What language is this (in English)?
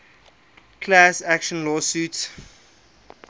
English